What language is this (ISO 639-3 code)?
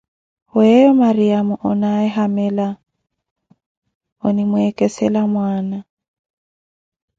eko